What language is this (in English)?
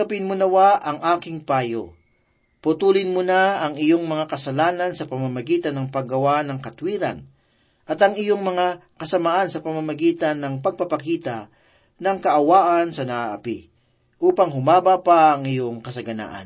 Filipino